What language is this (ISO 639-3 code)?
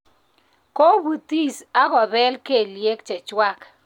kln